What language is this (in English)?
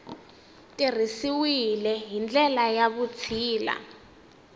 Tsonga